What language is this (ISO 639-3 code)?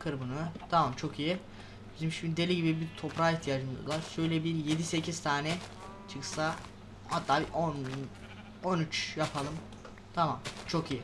tur